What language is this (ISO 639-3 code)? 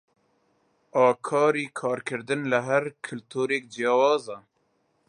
ckb